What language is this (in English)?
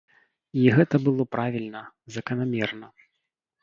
Belarusian